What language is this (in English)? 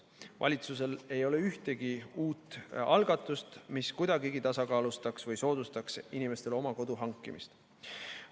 Estonian